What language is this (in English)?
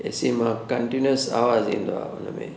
Sindhi